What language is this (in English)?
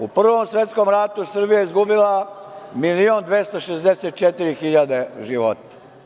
Serbian